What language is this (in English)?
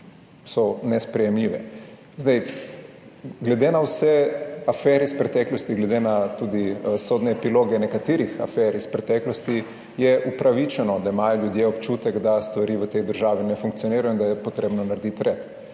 Slovenian